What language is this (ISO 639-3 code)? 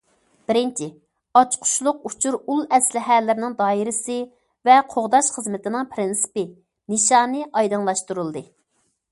uig